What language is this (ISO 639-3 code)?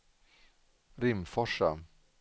swe